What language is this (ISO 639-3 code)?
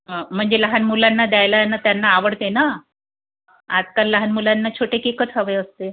mar